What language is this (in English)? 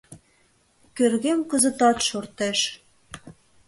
Mari